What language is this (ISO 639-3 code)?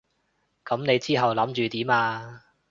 yue